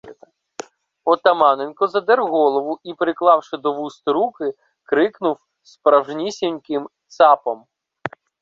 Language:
Ukrainian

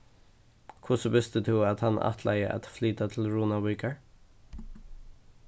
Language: Faroese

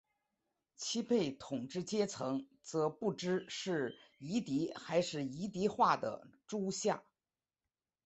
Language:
Chinese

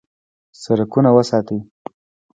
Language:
Pashto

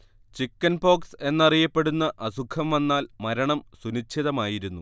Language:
Malayalam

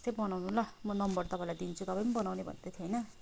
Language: Nepali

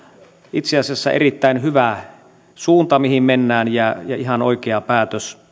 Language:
Finnish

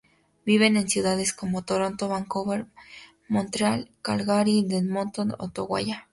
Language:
Spanish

